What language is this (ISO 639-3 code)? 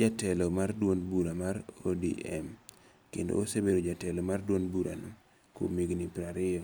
luo